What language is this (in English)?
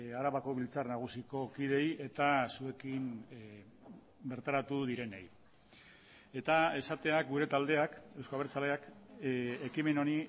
Basque